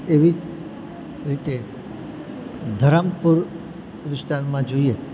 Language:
Gujarati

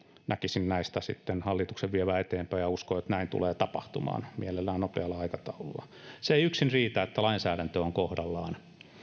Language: Finnish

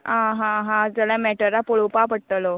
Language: Konkani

